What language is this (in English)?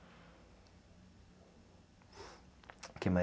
Portuguese